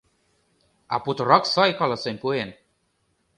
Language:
Mari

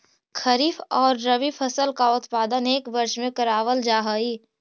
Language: Magahi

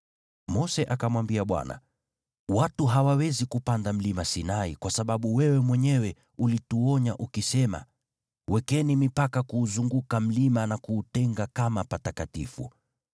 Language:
Swahili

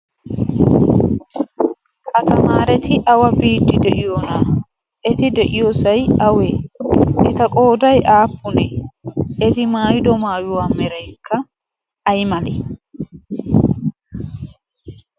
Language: Wolaytta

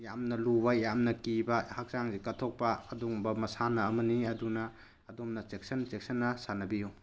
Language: Manipuri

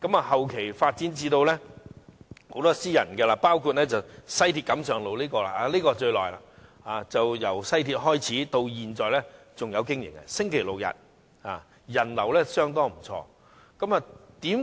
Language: Cantonese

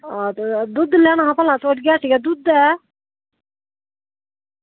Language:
Dogri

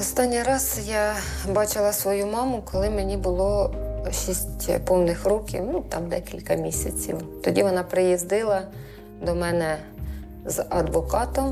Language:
Ukrainian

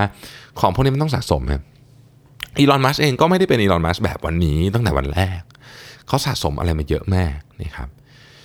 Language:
Thai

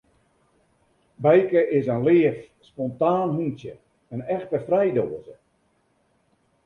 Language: Western Frisian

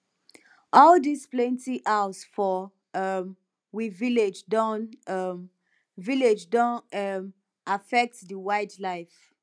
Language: Nigerian Pidgin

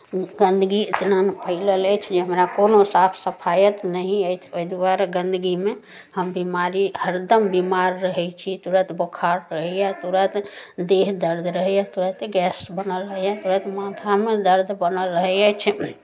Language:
Maithili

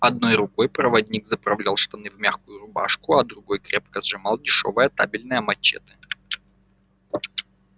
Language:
Russian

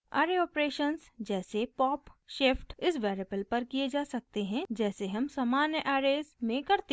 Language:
Hindi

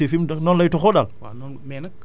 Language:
Wolof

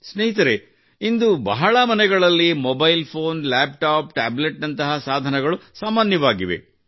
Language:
Kannada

